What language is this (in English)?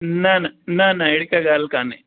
Sindhi